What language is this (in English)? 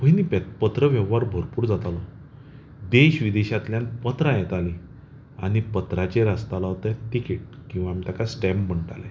Konkani